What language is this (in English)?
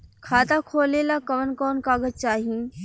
Bhojpuri